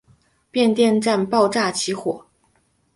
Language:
Chinese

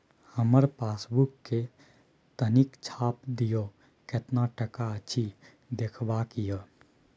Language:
Maithili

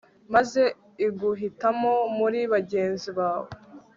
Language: Kinyarwanda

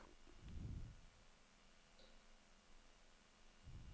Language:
Danish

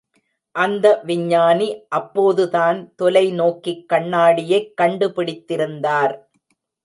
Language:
Tamil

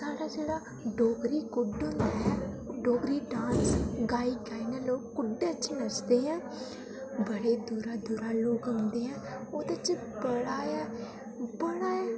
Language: Dogri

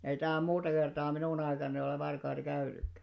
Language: Finnish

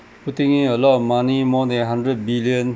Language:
English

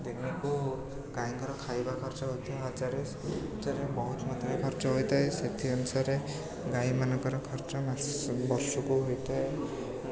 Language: Odia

